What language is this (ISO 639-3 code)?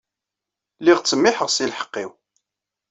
kab